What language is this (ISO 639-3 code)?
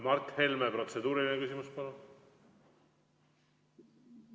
est